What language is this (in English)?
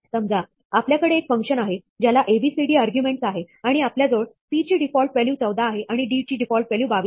Marathi